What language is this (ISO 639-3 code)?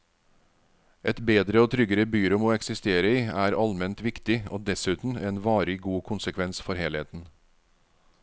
nor